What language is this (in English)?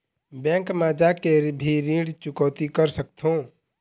Chhattisgarhi